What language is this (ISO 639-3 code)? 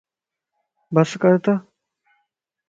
lss